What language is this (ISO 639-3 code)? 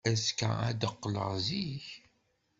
kab